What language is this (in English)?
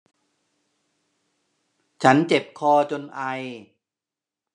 Thai